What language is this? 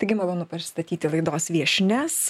Lithuanian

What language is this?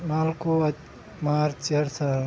Kannada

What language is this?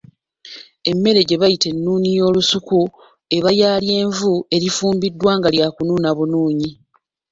Ganda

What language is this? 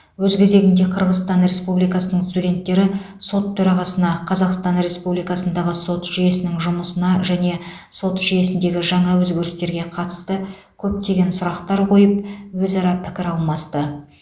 Kazakh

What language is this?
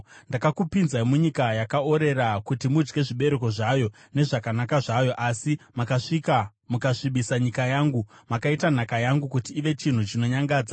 Shona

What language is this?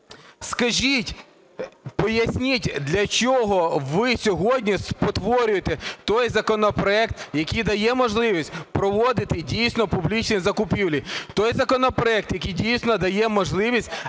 Ukrainian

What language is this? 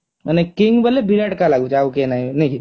Odia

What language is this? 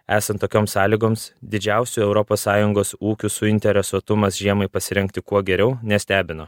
Lithuanian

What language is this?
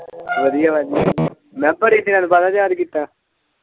Punjabi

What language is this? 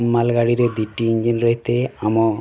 Odia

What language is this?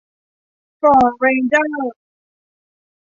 Thai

